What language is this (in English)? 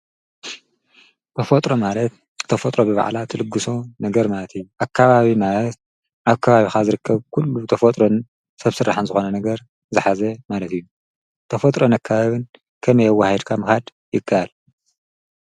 Tigrinya